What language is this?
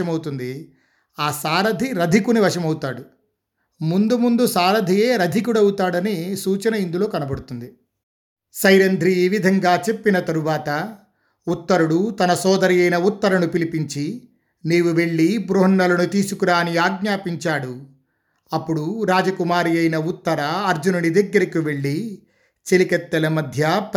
Telugu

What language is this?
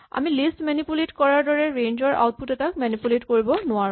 Assamese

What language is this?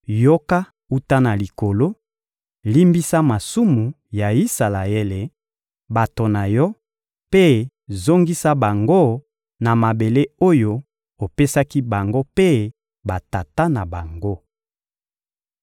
Lingala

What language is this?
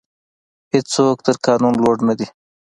Pashto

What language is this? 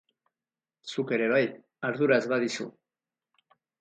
Basque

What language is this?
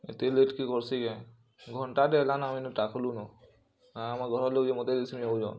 Odia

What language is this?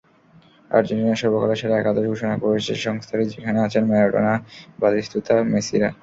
Bangla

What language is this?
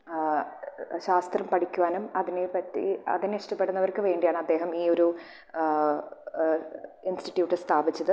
Malayalam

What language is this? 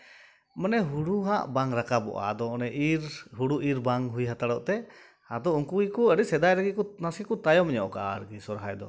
Santali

